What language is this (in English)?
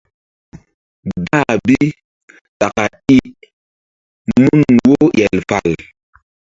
Mbum